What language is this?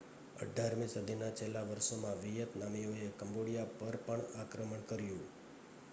Gujarati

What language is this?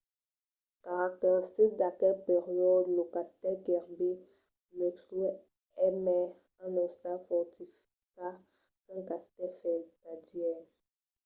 Occitan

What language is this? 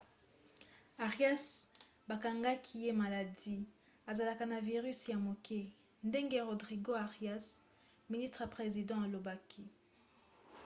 Lingala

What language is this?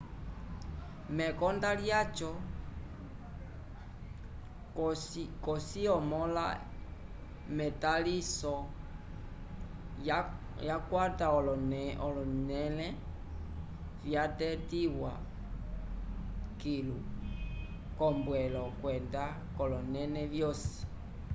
Umbundu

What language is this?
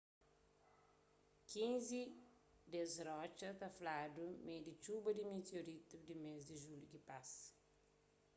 Kabuverdianu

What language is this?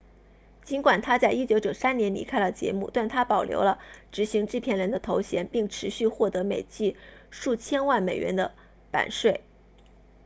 Chinese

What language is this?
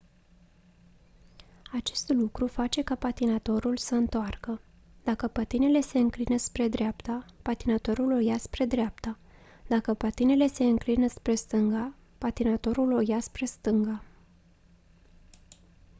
Romanian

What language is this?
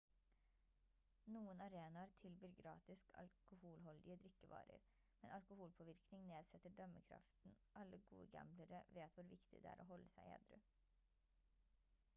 Norwegian Bokmål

